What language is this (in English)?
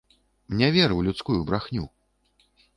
Belarusian